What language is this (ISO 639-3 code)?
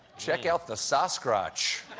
eng